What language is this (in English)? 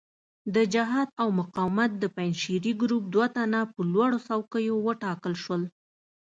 Pashto